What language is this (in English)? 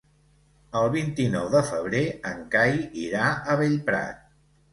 Catalan